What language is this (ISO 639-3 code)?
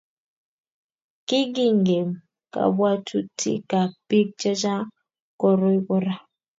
kln